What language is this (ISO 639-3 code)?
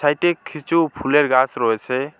ben